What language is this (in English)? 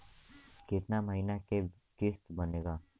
Bhojpuri